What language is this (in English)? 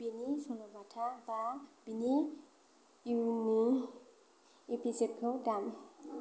Bodo